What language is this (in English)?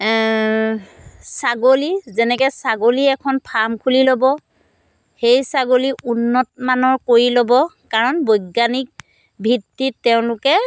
Assamese